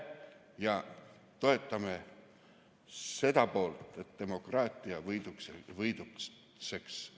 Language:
Estonian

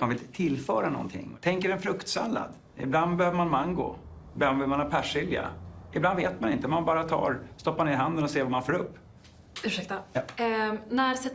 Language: Swedish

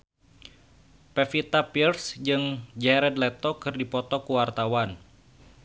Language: Sundanese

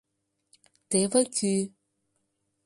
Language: Mari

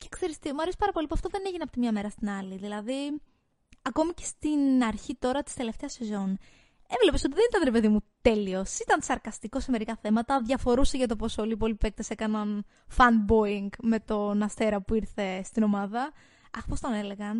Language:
Greek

